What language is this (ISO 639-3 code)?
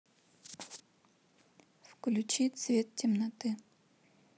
rus